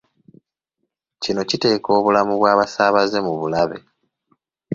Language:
Ganda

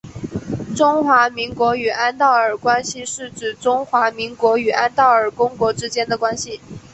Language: Chinese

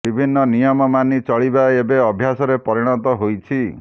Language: Odia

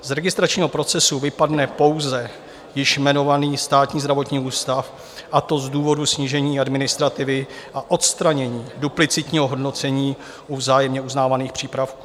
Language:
Czech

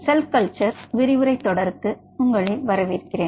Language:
Tamil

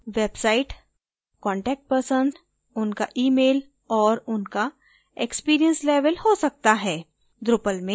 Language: Hindi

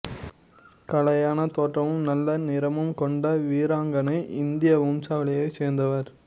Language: Tamil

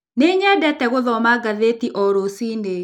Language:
Kikuyu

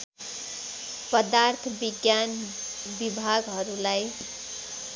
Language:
Nepali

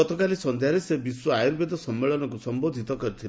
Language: Odia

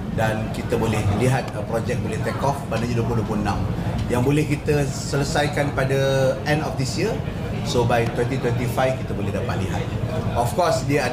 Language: Malay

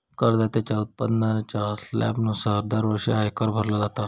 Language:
Marathi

